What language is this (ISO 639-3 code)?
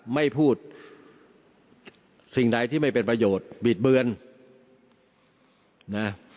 tha